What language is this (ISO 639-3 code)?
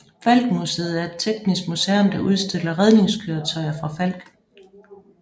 dan